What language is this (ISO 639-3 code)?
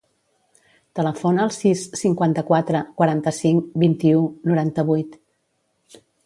cat